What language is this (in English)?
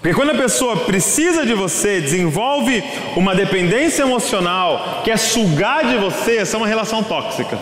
Portuguese